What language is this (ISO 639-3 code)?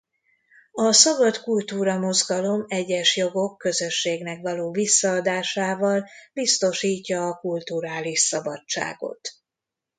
hun